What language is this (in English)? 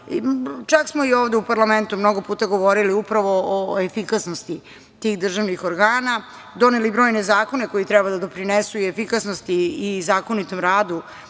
Serbian